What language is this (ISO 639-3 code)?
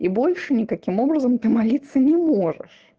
rus